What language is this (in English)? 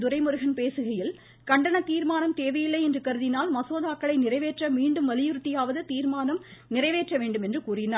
Tamil